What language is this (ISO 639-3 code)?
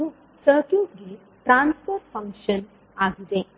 kan